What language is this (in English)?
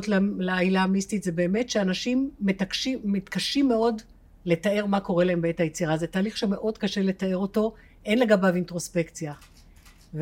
Hebrew